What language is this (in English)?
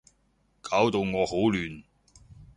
Cantonese